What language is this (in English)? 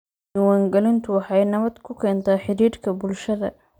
Somali